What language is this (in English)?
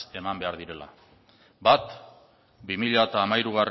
Basque